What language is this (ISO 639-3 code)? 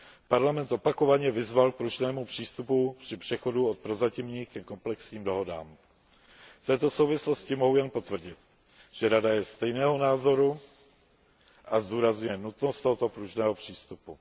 ces